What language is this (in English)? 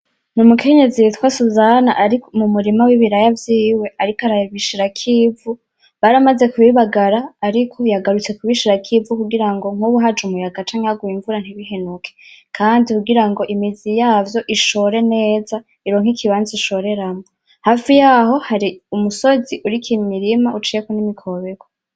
Rundi